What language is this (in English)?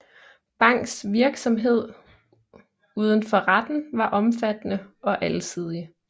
Danish